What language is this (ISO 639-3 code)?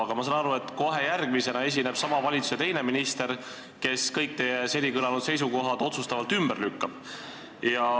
est